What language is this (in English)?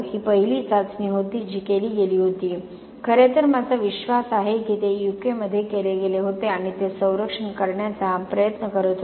Marathi